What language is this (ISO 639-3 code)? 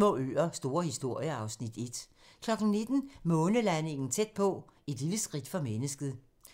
dan